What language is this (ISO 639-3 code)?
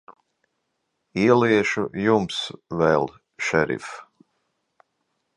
lav